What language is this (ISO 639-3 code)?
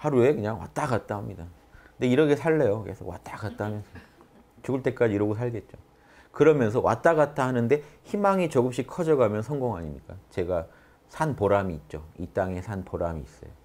kor